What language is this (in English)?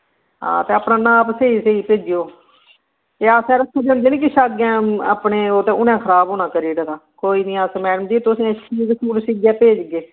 Dogri